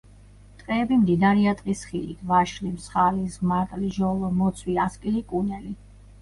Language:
Georgian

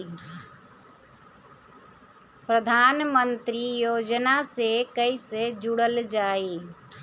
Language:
Bhojpuri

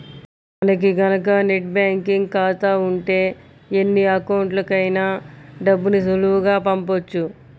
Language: Telugu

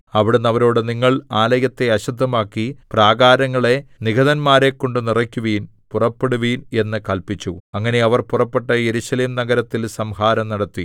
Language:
Malayalam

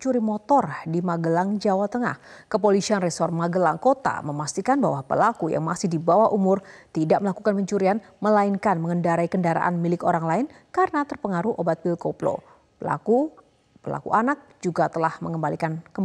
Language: Indonesian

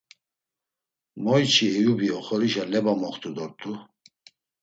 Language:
Laz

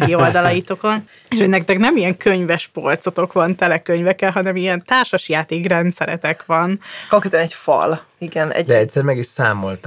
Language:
Hungarian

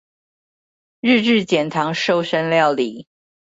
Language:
Chinese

